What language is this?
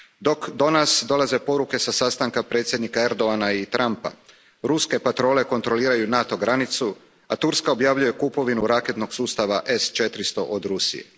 Croatian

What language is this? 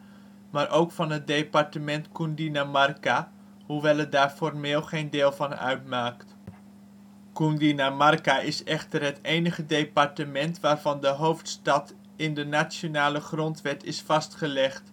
Dutch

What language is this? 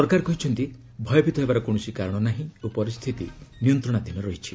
Odia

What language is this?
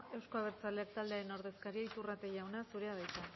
Basque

